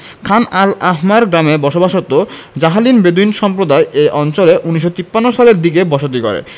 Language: Bangla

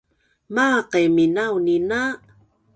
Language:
Bunun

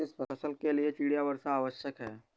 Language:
Hindi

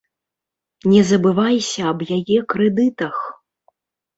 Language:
Belarusian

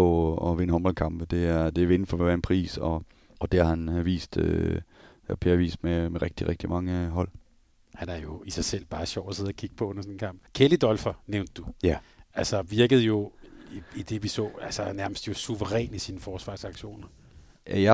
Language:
Danish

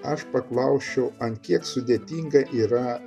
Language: Lithuanian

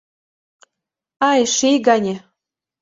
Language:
Mari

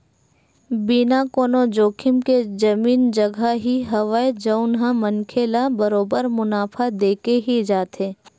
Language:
Chhattisgarhi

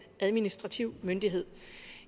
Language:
Danish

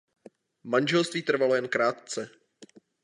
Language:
Czech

